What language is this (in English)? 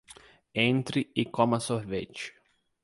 Portuguese